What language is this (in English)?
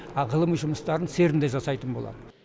Kazakh